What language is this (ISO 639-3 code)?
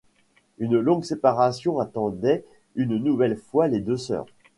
fra